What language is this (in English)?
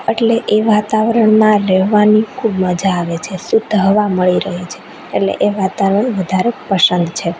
Gujarati